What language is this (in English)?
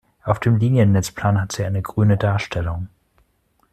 German